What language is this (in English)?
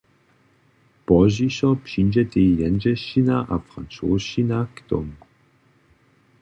Upper Sorbian